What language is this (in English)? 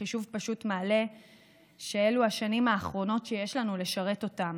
Hebrew